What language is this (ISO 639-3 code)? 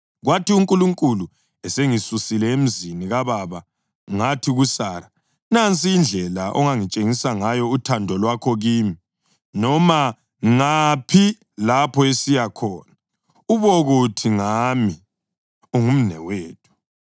nde